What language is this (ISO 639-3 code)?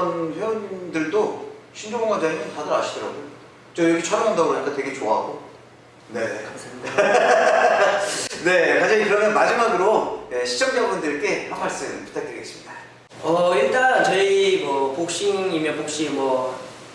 kor